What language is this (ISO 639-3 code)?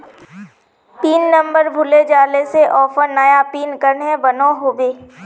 mag